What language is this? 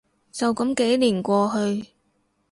Cantonese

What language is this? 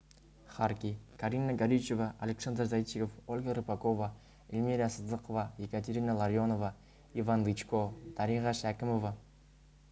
Kazakh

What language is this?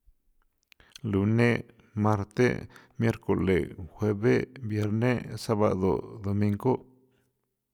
San Felipe Otlaltepec Popoloca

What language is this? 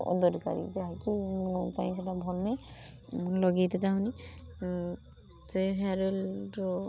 Odia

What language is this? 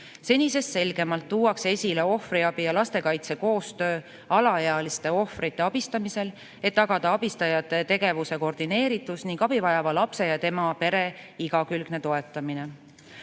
Estonian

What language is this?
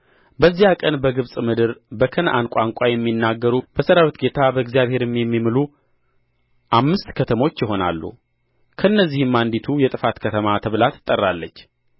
Amharic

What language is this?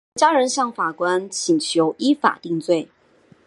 Chinese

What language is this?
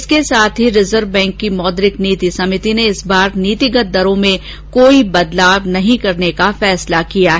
Hindi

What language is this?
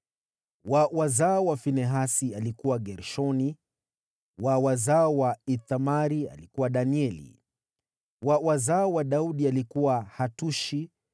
Swahili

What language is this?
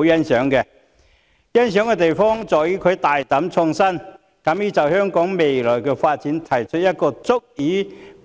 Cantonese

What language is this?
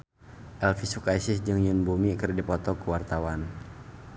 Sundanese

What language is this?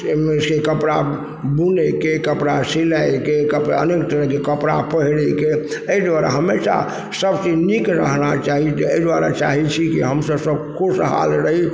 Maithili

